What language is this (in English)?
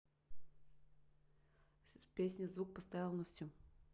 Russian